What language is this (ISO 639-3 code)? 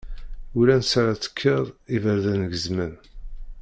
kab